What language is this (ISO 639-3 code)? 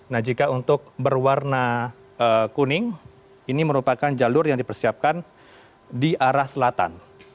ind